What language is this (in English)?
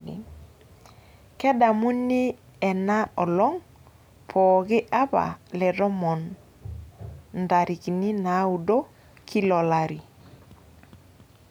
Masai